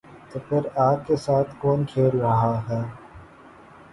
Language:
Urdu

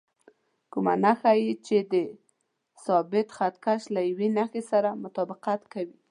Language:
Pashto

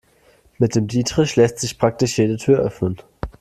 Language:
German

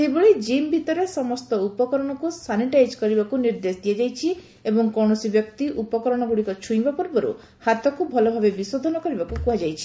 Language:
Odia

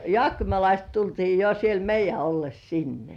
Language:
Finnish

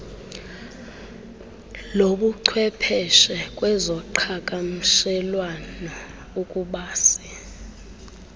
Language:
Xhosa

